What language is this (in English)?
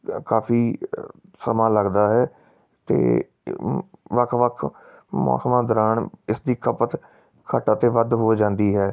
Punjabi